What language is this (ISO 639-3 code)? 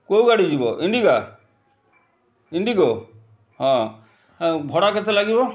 ori